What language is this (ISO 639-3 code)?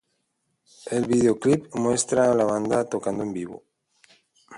spa